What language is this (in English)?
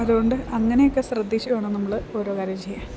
Malayalam